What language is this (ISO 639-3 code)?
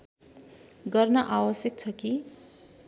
nep